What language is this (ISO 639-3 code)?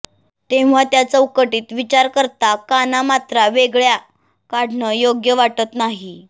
mar